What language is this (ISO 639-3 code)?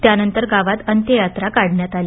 mar